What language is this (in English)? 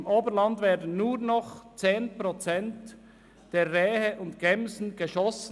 Swiss German